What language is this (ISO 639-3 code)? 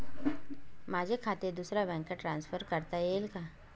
mar